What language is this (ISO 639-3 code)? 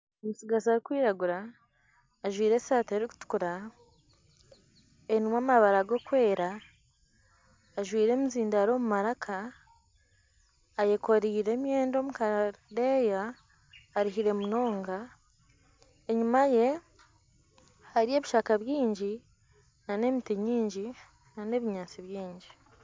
nyn